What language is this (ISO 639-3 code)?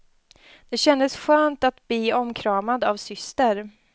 swe